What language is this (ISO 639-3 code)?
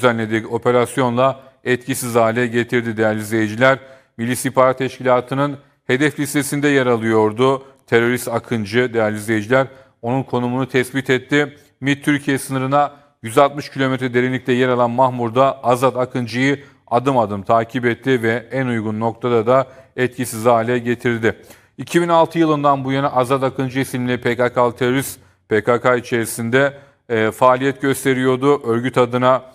tur